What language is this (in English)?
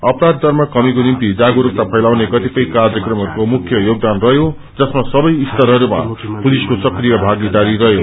Nepali